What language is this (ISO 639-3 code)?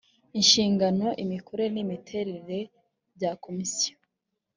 kin